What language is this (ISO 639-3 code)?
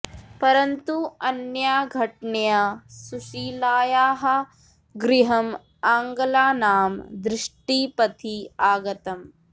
san